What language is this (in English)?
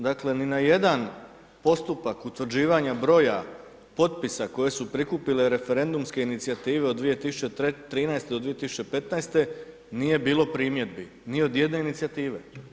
Croatian